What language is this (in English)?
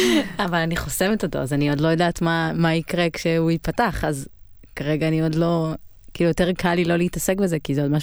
Hebrew